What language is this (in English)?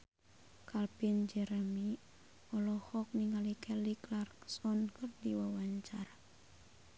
Sundanese